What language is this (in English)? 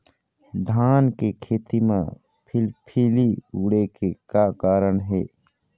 Chhattisgarhi